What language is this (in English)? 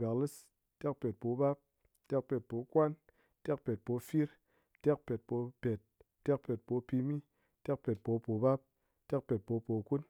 Ngas